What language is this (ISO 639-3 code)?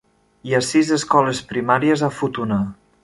cat